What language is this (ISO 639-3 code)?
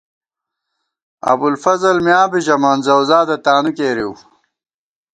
gwt